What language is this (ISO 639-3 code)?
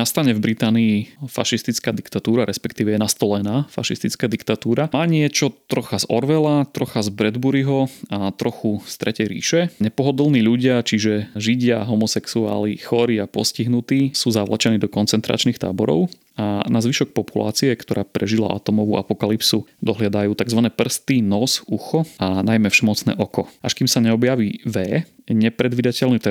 slk